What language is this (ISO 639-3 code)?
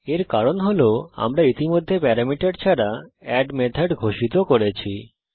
ben